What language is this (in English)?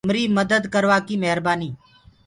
Gurgula